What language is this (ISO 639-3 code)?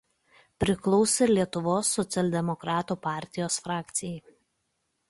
lit